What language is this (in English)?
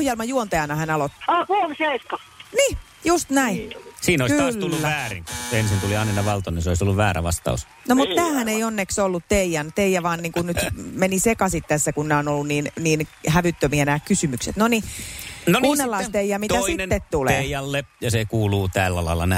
Finnish